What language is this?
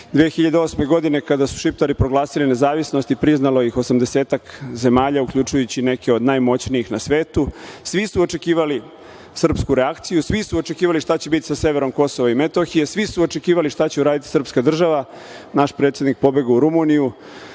Serbian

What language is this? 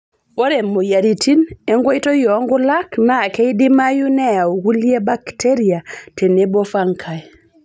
Masai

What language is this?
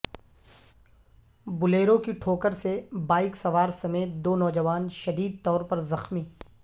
Urdu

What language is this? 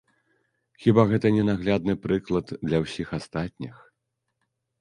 Belarusian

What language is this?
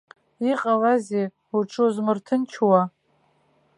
Abkhazian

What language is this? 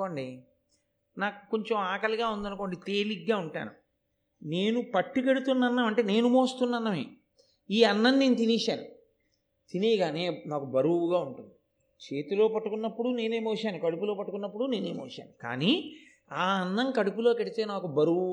Telugu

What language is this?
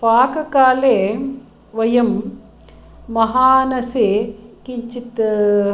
Sanskrit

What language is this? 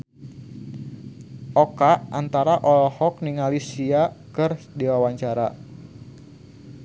Sundanese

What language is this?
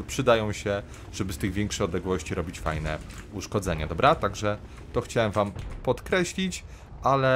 Polish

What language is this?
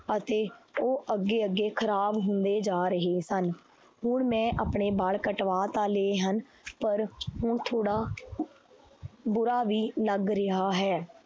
Punjabi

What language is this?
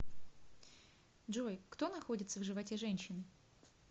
Russian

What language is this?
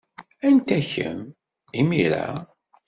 Kabyle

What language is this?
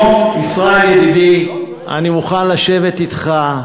Hebrew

